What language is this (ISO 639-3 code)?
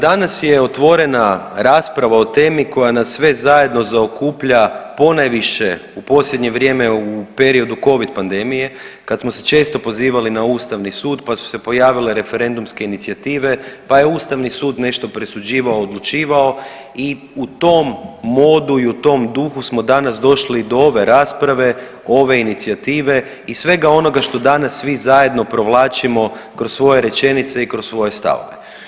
hrv